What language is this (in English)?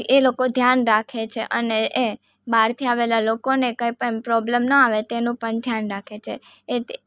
Gujarati